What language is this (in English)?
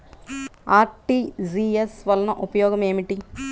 Telugu